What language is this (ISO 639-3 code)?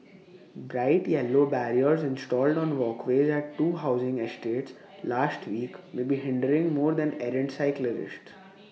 eng